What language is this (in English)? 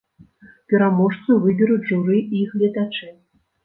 Belarusian